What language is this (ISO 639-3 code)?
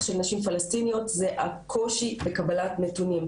heb